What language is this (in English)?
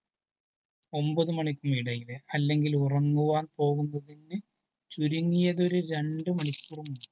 Malayalam